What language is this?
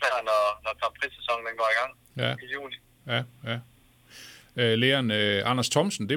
Danish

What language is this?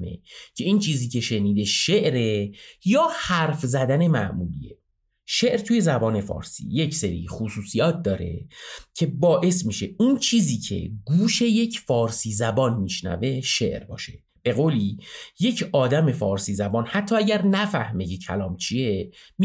Persian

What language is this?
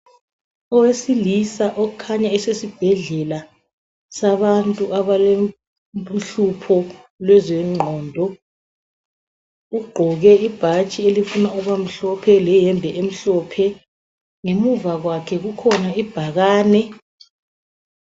North Ndebele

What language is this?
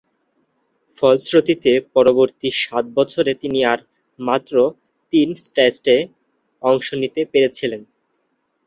Bangla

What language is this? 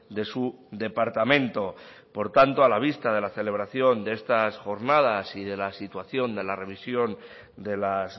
Spanish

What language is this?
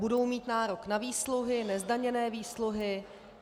Czech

